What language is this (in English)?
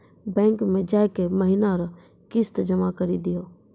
Maithili